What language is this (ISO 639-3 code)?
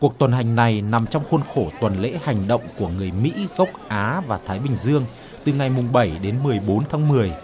vie